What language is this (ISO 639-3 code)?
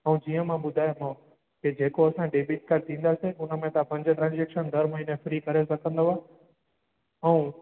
snd